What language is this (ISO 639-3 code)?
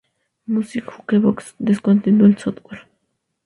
spa